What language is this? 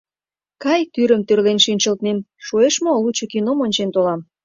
Mari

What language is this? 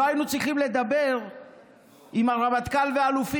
Hebrew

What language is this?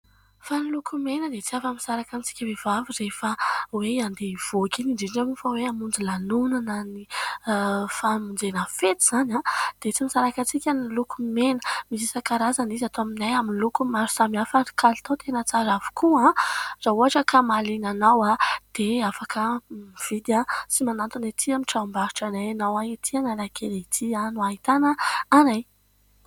Malagasy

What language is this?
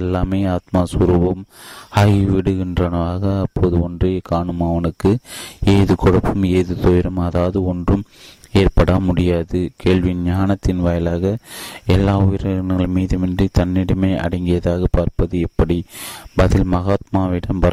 Tamil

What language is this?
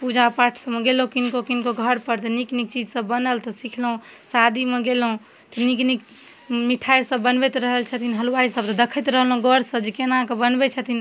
Maithili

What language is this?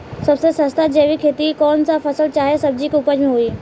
Bhojpuri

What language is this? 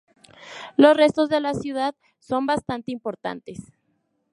Spanish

